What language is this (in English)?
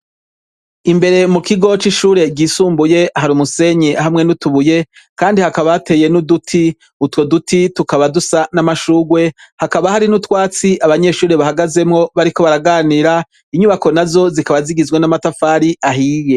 Rundi